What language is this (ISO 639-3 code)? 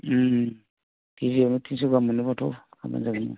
brx